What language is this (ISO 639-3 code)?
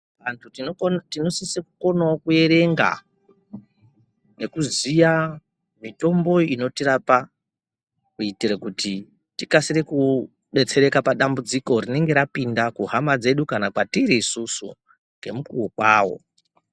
ndc